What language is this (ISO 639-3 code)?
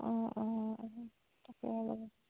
asm